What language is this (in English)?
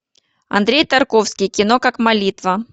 Russian